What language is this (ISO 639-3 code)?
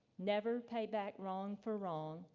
eng